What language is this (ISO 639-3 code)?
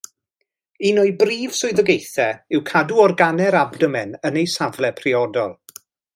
cym